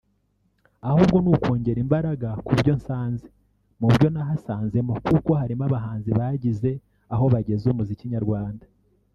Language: Kinyarwanda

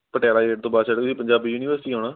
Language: Punjabi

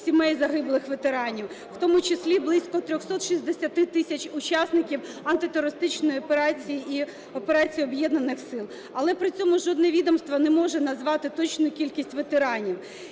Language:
Ukrainian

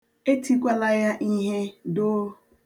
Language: Igbo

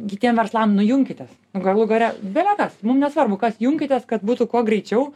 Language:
Lithuanian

